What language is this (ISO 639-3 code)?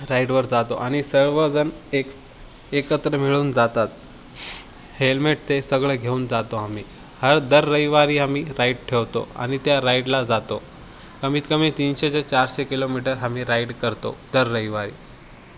mar